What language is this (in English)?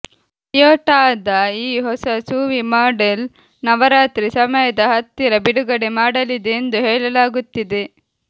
Kannada